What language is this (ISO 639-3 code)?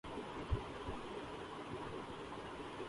urd